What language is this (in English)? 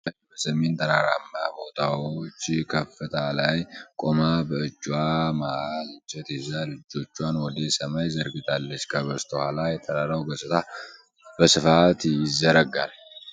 Amharic